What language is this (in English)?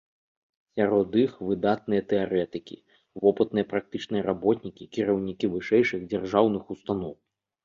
Belarusian